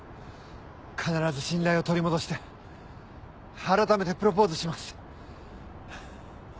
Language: Japanese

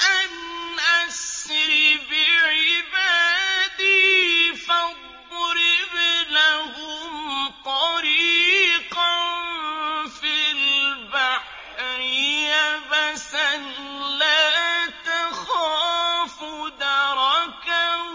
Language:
Arabic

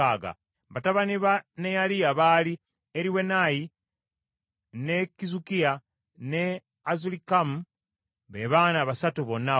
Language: Ganda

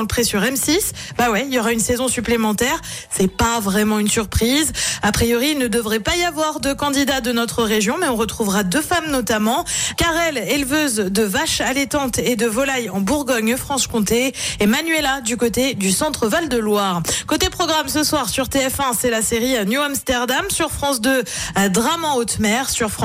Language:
French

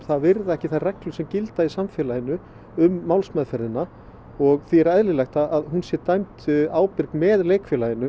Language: Icelandic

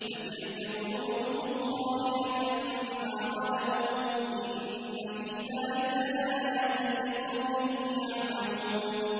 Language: Arabic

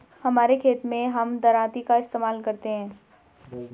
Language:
Hindi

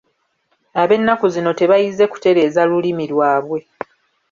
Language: Ganda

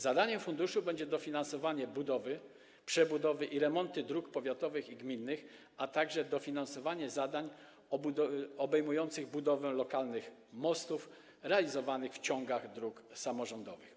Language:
Polish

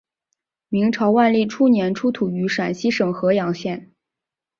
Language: Chinese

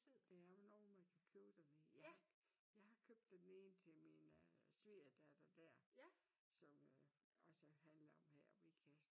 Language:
Danish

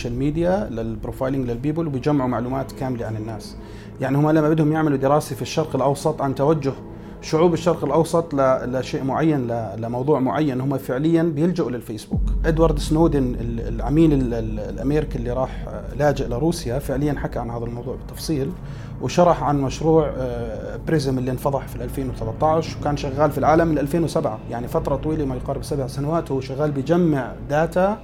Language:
Arabic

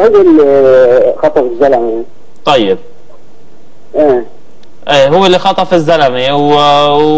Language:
Arabic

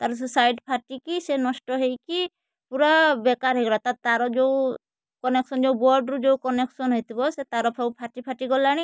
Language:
Odia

